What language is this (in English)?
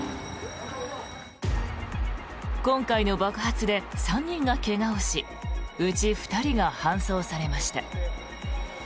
Japanese